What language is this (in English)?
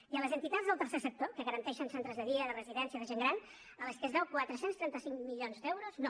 Catalan